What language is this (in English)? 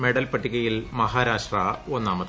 Malayalam